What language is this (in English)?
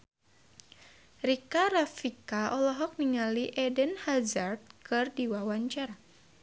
Sundanese